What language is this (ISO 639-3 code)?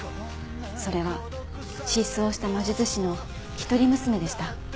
jpn